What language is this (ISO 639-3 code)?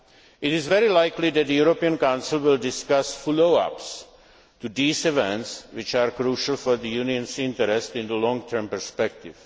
eng